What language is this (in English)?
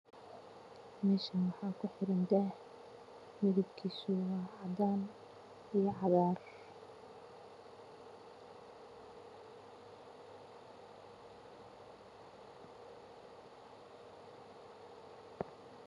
Somali